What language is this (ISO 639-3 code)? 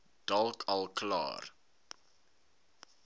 afr